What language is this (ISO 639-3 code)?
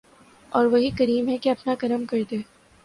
urd